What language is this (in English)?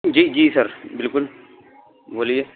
Urdu